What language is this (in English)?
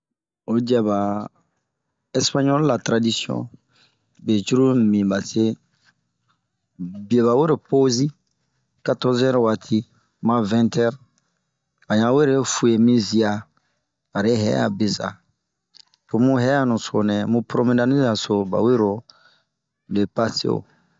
Bomu